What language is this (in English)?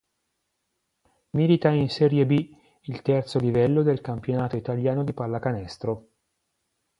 Italian